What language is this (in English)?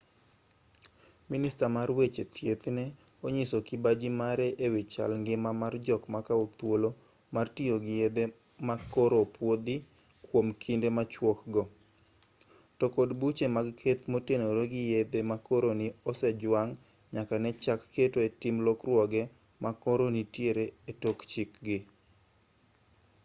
Luo (Kenya and Tanzania)